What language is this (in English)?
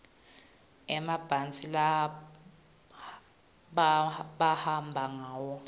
Swati